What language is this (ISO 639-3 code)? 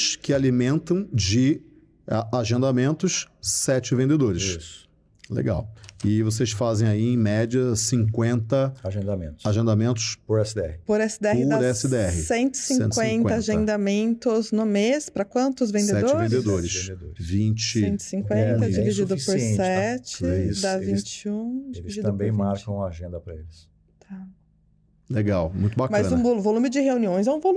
por